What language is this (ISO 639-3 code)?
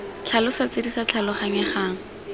tsn